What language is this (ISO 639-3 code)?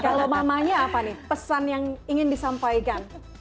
ind